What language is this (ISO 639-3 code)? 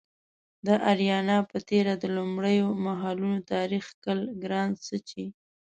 pus